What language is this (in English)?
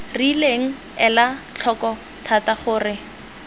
Tswana